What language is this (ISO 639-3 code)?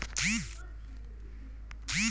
bho